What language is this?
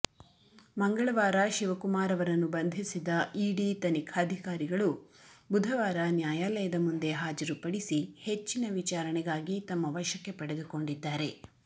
Kannada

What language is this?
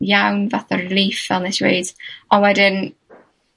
Welsh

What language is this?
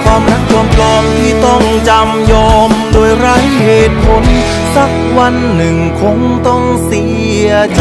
Thai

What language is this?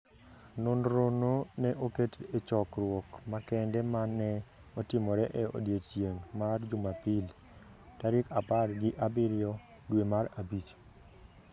Luo (Kenya and Tanzania)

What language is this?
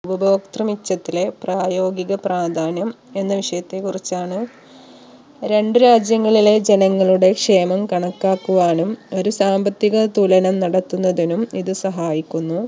Malayalam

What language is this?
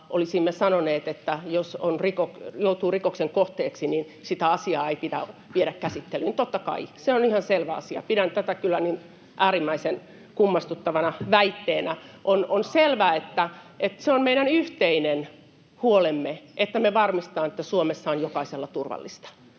Finnish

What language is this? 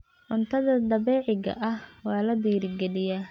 Somali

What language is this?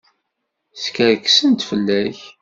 Kabyle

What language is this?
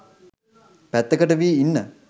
Sinhala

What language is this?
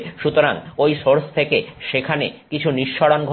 Bangla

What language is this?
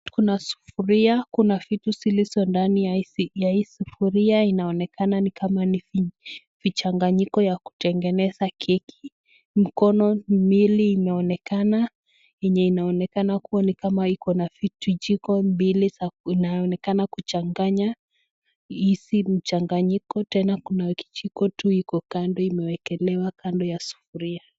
Swahili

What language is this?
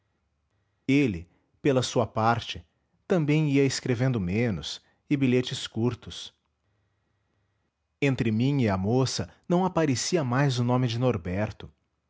Portuguese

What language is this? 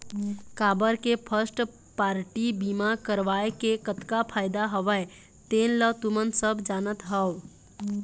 Chhattisgarhi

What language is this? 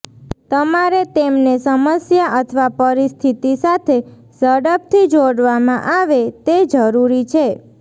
Gujarati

